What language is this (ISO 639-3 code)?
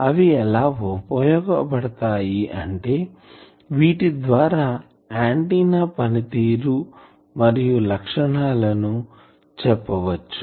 tel